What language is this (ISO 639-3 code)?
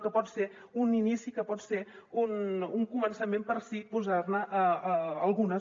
cat